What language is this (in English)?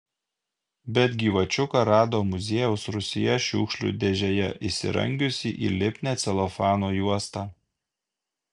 Lithuanian